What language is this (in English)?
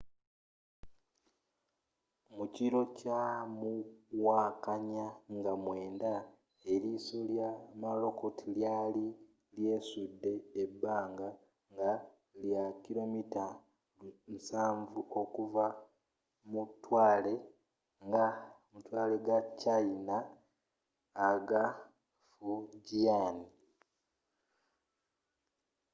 Ganda